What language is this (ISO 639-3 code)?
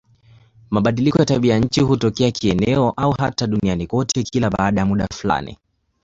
swa